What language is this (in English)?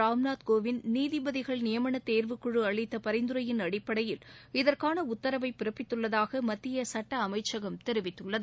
Tamil